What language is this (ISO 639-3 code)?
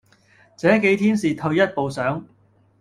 yue